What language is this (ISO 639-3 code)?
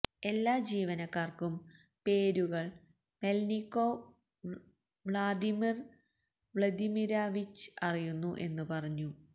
mal